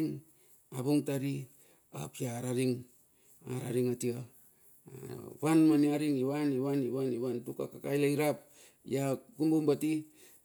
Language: Bilur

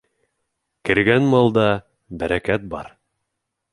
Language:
Bashkir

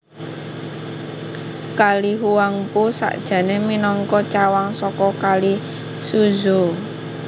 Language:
Javanese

